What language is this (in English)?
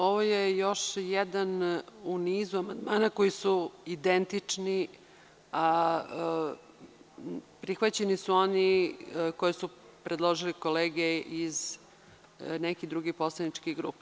Serbian